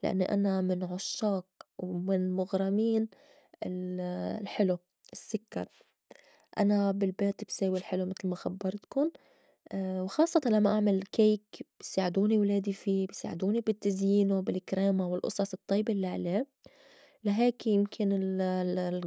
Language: North Levantine Arabic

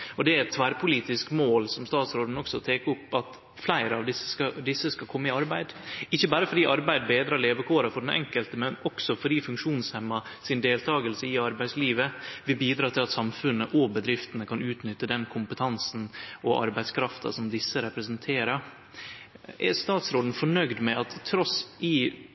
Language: Norwegian Nynorsk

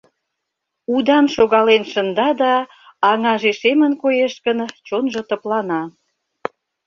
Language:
Mari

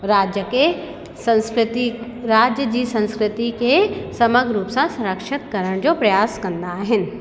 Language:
Sindhi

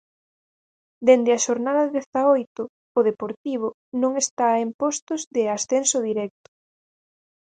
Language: Galician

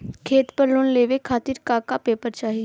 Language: Bhojpuri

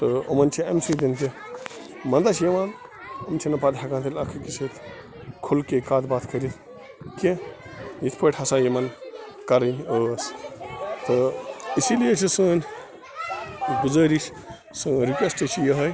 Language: Kashmiri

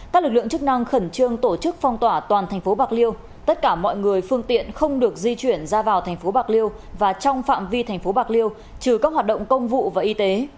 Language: Vietnamese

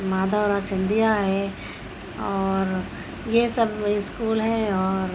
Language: Urdu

